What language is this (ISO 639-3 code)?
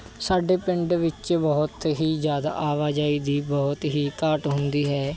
pan